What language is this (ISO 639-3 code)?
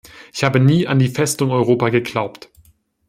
deu